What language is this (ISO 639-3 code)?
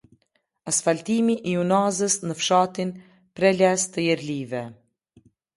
sqi